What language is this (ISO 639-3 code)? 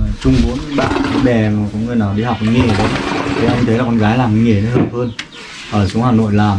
vie